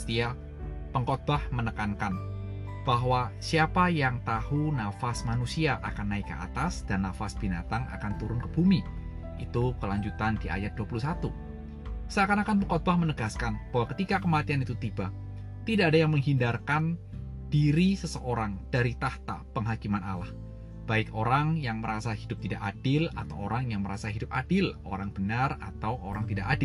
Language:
Indonesian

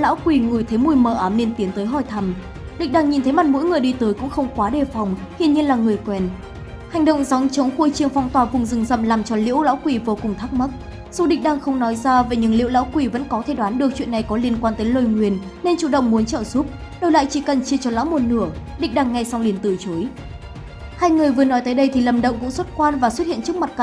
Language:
Vietnamese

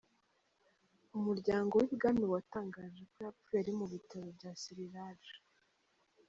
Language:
Kinyarwanda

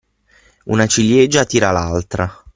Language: Italian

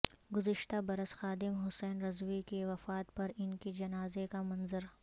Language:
Urdu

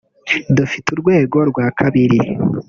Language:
Kinyarwanda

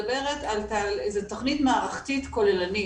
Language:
Hebrew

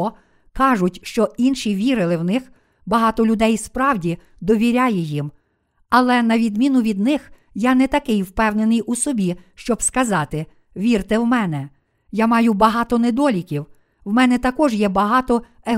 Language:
Ukrainian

